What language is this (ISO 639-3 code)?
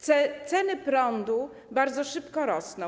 pol